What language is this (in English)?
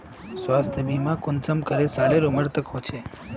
Magahi